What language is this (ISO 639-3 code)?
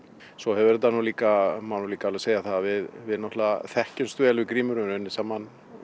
isl